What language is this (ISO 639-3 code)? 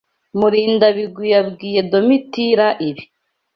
kin